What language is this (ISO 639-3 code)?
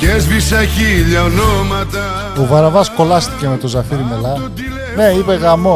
ell